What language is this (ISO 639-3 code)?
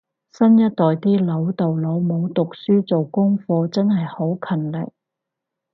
yue